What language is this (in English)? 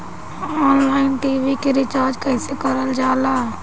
Bhojpuri